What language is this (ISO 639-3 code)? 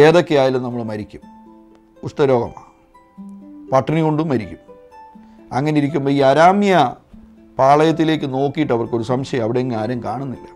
mal